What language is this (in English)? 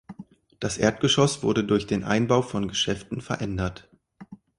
German